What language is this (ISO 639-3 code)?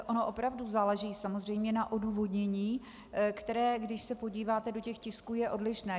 ces